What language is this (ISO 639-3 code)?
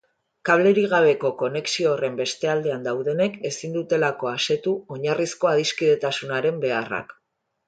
eus